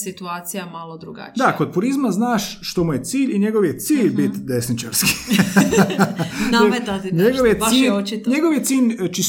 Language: Croatian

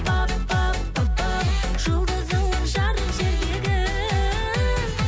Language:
Kazakh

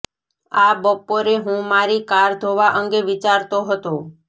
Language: Gujarati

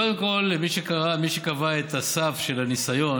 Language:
Hebrew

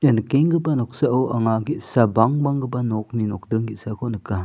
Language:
Garo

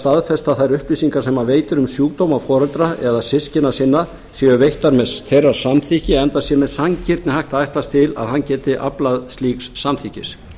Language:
Icelandic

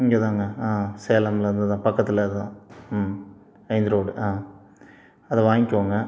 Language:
Tamil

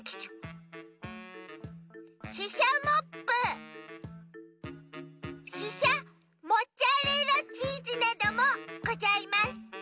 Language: Japanese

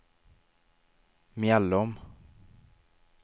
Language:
Swedish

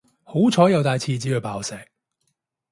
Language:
Cantonese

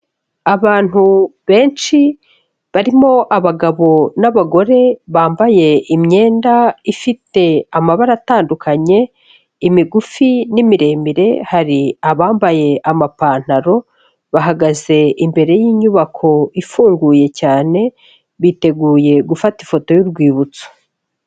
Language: Kinyarwanda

